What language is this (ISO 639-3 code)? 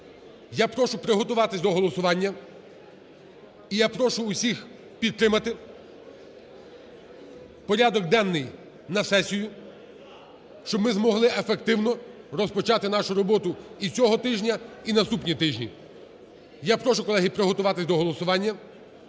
ukr